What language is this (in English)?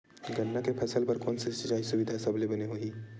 Chhattisgarhi